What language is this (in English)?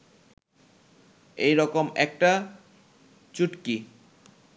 Bangla